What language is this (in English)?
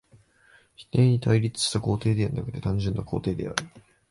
Japanese